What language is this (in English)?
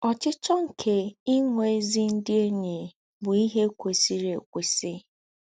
Igbo